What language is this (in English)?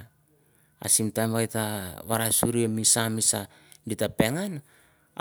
Mandara